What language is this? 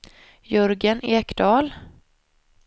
Swedish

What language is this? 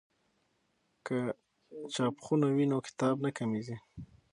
Pashto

